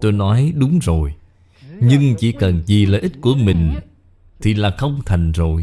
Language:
Vietnamese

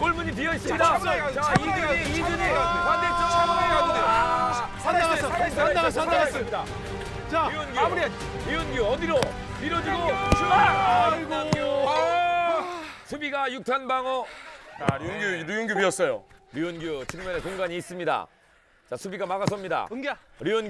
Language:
Korean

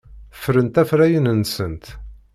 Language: Kabyle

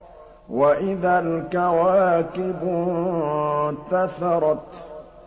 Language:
Arabic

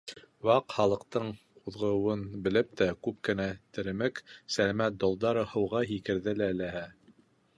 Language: Bashkir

